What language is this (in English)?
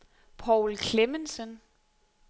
Danish